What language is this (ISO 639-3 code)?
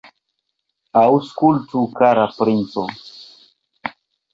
epo